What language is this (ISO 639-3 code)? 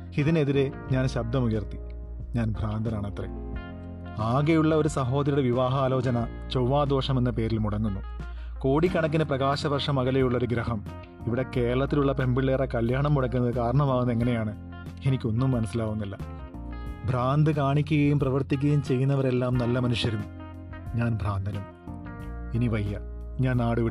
mal